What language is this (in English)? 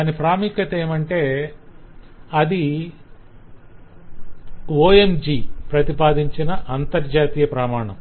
Telugu